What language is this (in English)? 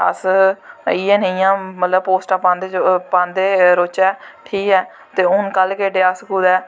Dogri